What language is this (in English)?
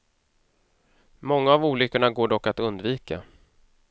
Swedish